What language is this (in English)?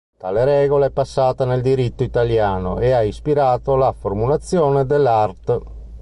Italian